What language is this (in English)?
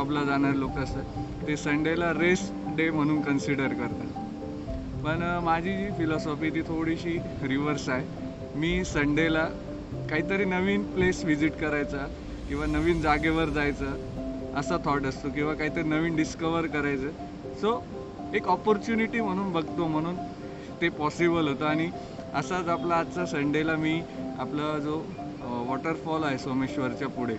Marathi